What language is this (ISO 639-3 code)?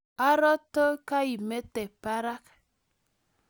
kln